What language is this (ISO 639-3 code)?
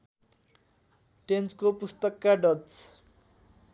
nep